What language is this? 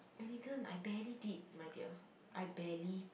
English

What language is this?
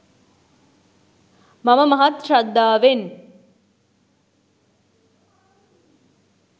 Sinhala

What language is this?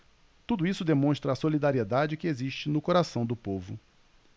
Portuguese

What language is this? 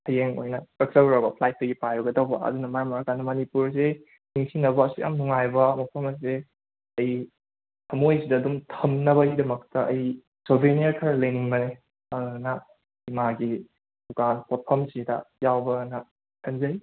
Manipuri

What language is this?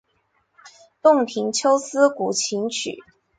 Chinese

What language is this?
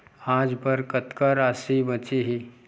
Chhattisgarhi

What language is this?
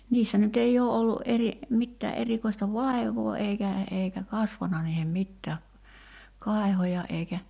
Finnish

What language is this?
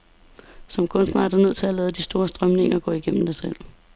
Danish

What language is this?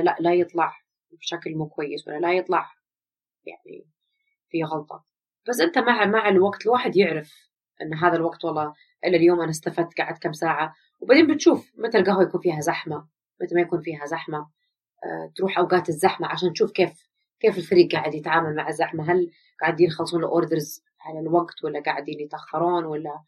Arabic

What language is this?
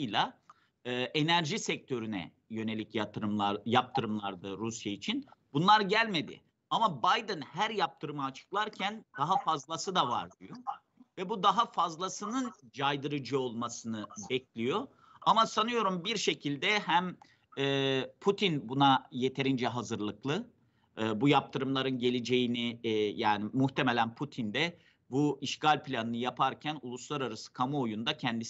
Turkish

